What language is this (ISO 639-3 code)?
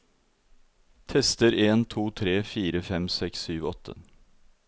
nor